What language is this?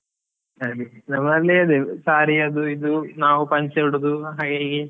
Kannada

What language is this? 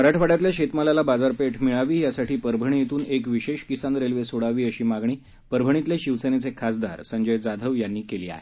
Marathi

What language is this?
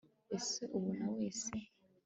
Kinyarwanda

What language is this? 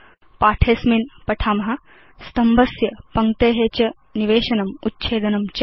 Sanskrit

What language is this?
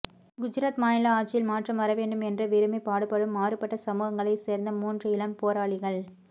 Tamil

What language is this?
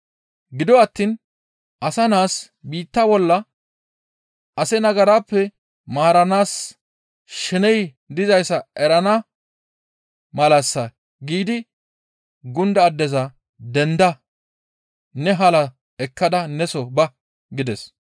Gamo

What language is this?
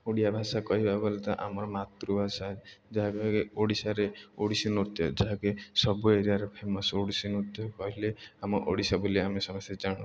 Odia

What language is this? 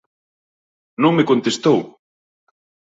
Galician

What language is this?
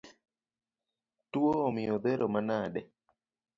Luo (Kenya and Tanzania)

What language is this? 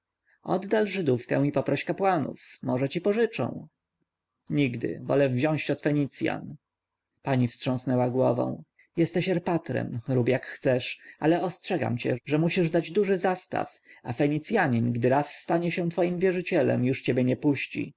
Polish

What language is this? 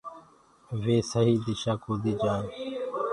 Gurgula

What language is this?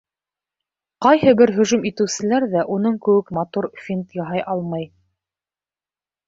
Bashkir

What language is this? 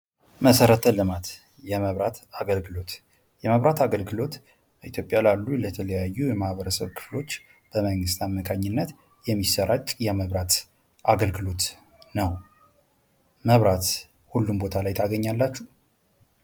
Amharic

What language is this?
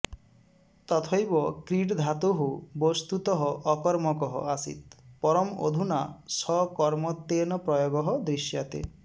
Sanskrit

